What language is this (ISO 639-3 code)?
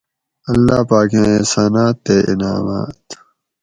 gwc